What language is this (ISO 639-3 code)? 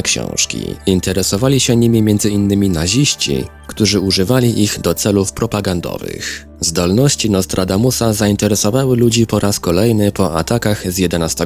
pol